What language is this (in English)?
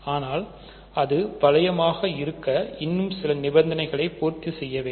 Tamil